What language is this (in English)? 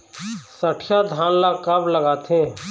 Chhattisgarhi